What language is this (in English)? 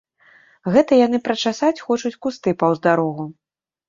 Belarusian